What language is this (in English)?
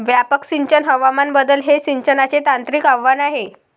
Marathi